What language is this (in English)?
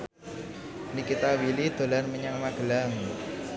Javanese